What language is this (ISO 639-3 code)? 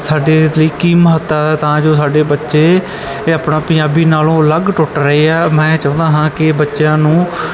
pan